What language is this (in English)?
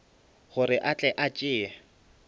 Northern Sotho